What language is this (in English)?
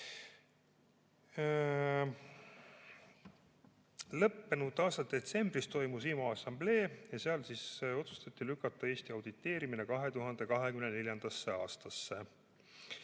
Estonian